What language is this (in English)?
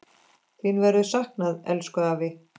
Icelandic